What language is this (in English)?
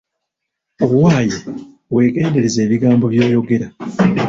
Ganda